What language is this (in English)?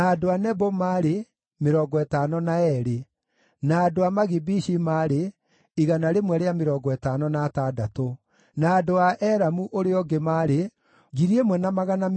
Kikuyu